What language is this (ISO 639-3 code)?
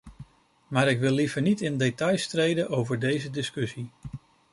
nld